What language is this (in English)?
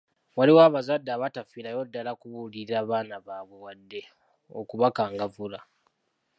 Ganda